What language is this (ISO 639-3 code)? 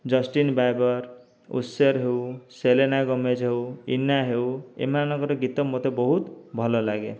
ori